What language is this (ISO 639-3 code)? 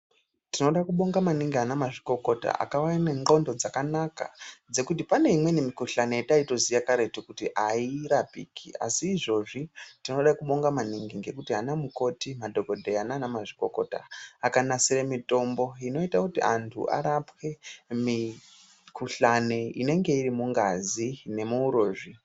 ndc